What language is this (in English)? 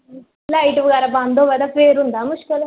Dogri